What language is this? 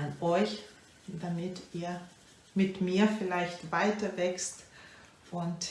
German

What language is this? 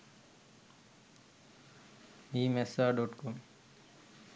Sinhala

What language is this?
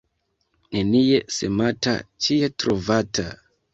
Esperanto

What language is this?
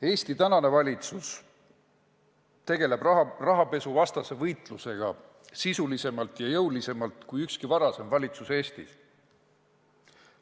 Estonian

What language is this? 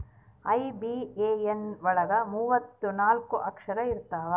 Kannada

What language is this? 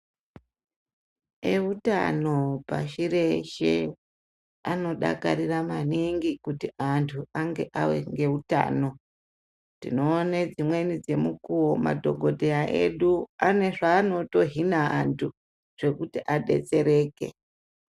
Ndau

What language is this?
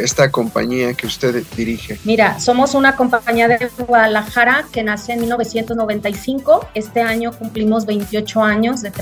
Spanish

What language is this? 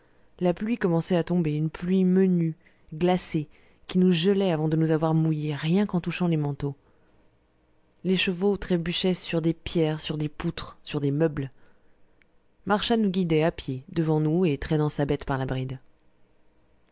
French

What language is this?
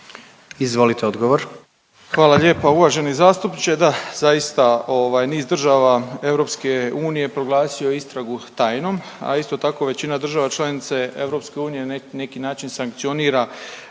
Croatian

